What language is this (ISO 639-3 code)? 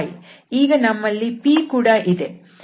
kan